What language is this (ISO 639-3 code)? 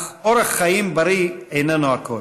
heb